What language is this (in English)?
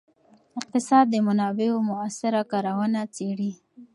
Pashto